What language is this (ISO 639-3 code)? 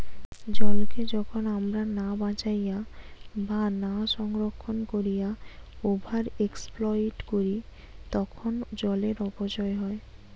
ben